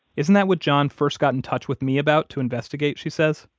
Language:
English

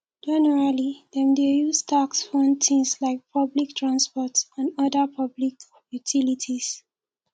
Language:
Nigerian Pidgin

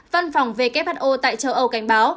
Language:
Vietnamese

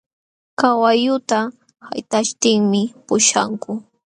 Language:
Jauja Wanca Quechua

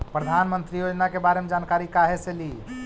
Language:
Magahi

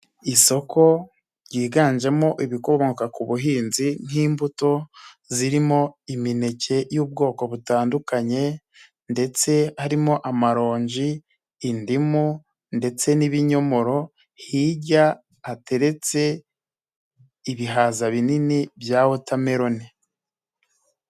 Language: Kinyarwanda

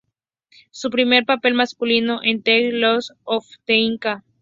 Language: Spanish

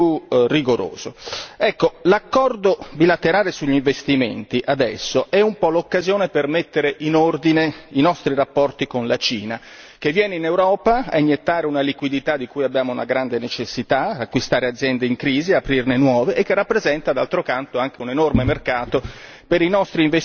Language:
Italian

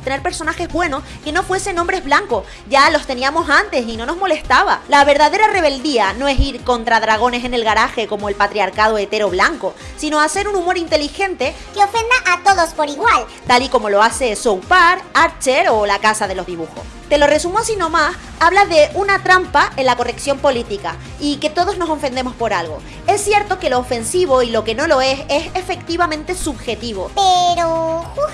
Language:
Spanish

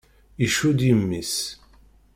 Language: Kabyle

